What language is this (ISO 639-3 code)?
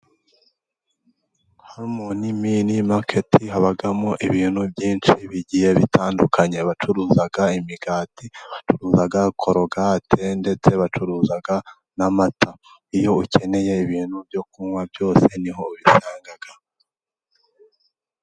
kin